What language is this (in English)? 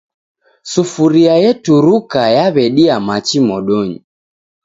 Taita